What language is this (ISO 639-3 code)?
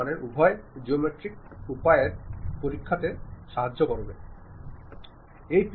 mal